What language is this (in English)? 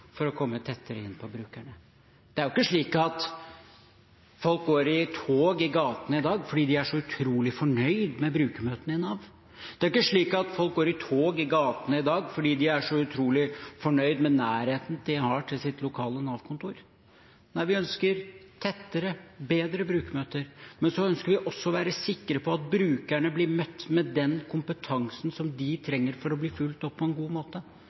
Norwegian Bokmål